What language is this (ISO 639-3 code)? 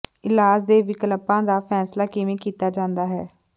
pan